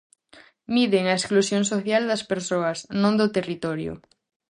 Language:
Galician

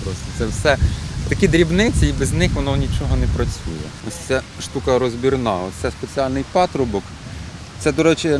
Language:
Ukrainian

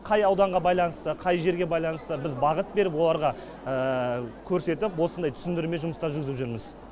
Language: Kazakh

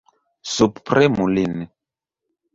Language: Esperanto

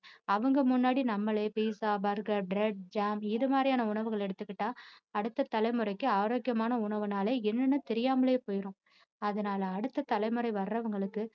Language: Tamil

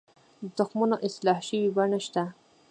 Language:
Pashto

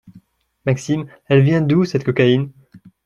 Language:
French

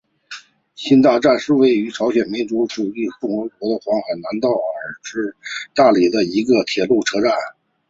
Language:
Chinese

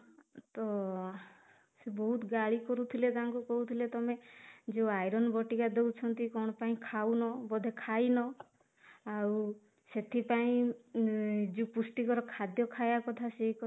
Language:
Odia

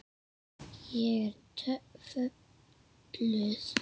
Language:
Icelandic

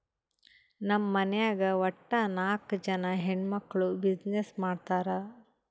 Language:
Kannada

